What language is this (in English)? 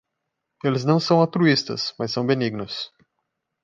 Portuguese